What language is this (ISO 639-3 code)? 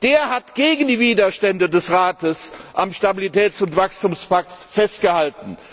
deu